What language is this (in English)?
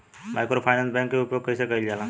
Bhojpuri